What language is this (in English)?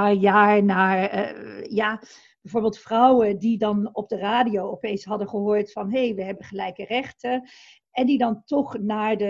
Dutch